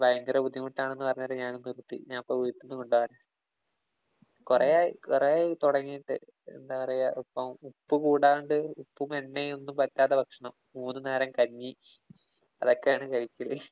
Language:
Malayalam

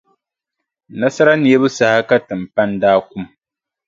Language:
Dagbani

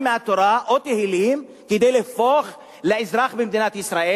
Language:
Hebrew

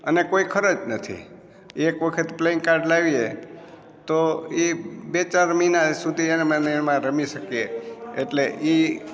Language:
Gujarati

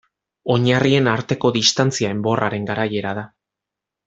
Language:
Basque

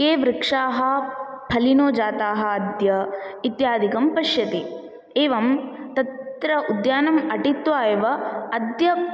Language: Sanskrit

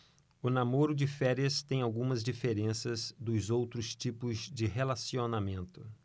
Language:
Portuguese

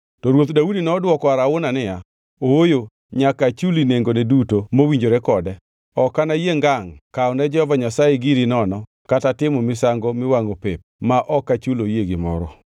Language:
Luo (Kenya and Tanzania)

